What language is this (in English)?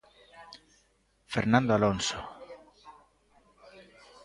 Galician